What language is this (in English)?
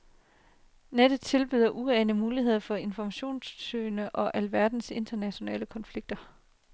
Danish